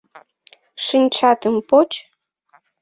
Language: Mari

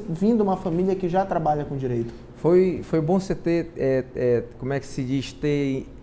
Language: Portuguese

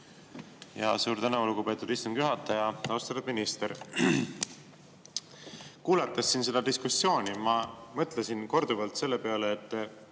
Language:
Estonian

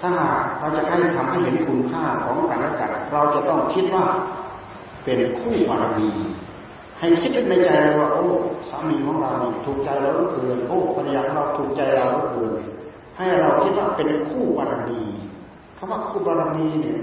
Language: Thai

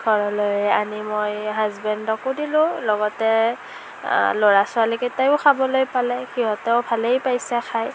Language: Assamese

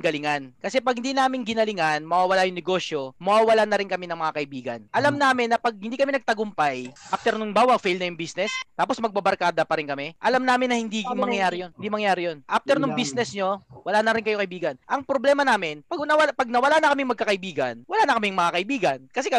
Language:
Filipino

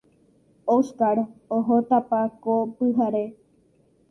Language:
Guarani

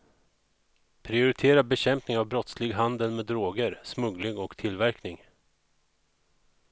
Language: Swedish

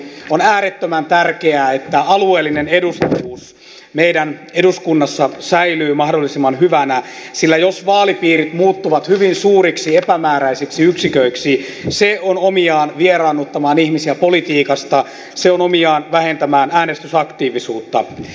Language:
Finnish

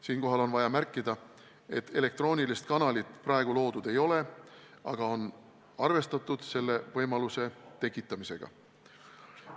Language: Estonian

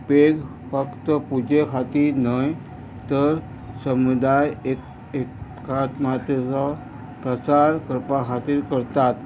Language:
Konkani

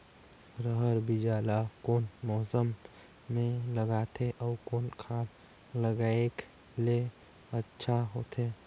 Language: Chhattisgarhi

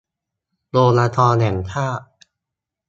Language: Thai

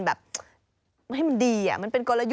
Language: Thai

